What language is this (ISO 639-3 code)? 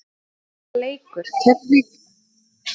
isl